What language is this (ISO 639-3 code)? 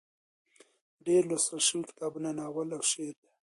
pus